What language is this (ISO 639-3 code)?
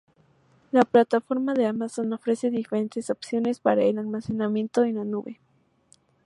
spa